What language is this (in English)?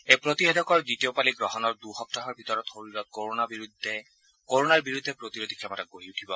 Assamese